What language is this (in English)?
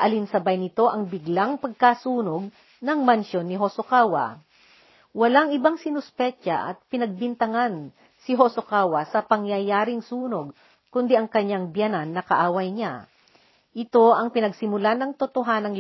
Filipino